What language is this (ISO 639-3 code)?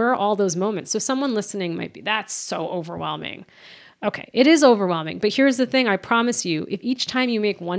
eng